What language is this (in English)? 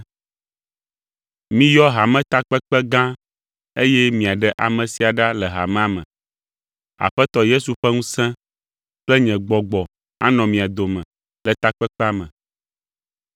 Ewe